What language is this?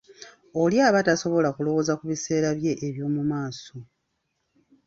Ganda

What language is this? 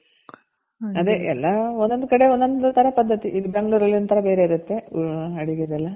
Kannada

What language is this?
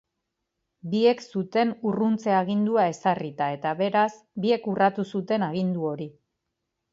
Basque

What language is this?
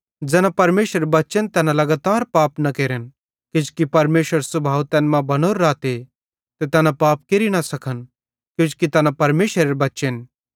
Bhadrawahi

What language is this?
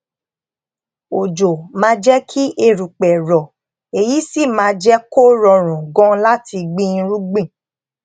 Yoruba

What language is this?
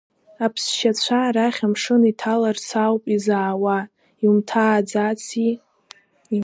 Abkhazian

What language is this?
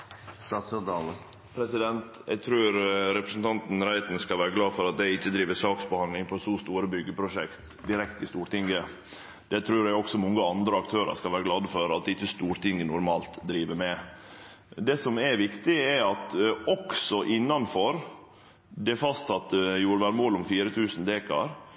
Norwegian Nynorsk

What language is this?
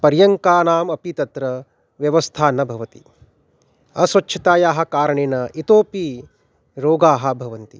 Sanskrit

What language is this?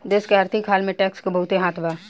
Bhojpuri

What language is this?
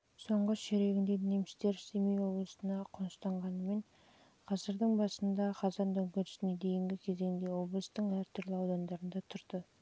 Kazakh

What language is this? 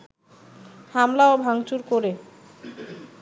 Bangla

